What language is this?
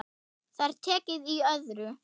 Icelandic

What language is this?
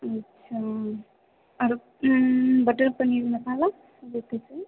Hindi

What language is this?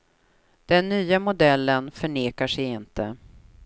Swedish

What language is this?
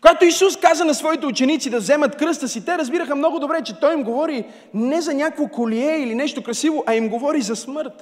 Bulgarian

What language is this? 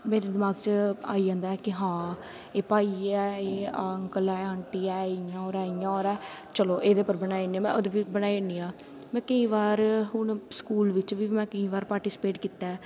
Dogri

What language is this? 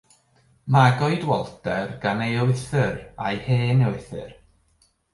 Welsh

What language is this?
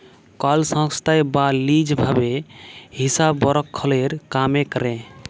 Bangla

